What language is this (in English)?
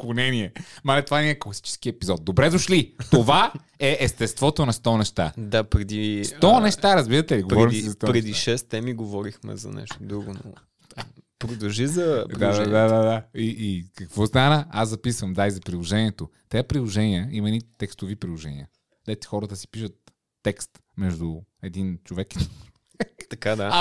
Bulgarian